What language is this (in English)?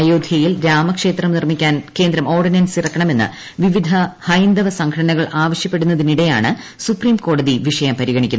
Malayalam